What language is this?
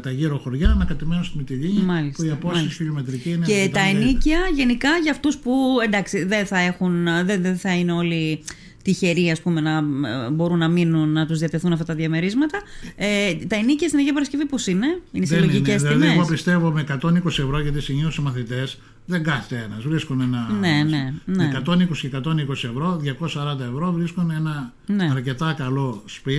Greek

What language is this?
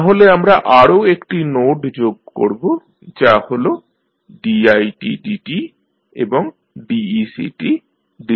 Bangla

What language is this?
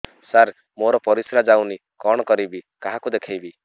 Odia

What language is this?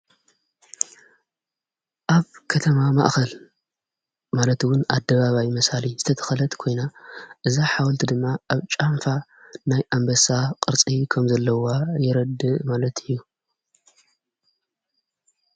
Tigrinya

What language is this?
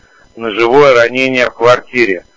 Russian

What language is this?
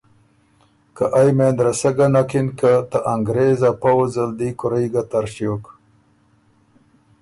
Ormuri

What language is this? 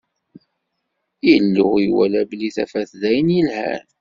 Kabyle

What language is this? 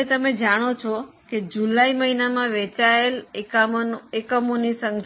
Gujarati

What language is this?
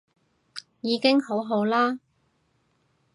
Cantonese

